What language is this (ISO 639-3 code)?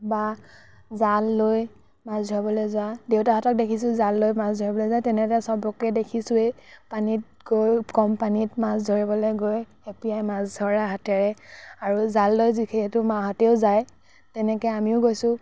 asm